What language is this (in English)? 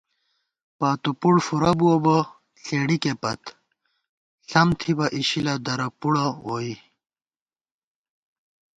Gawar-Bati